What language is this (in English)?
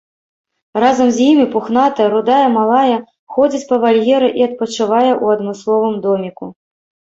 Belarusian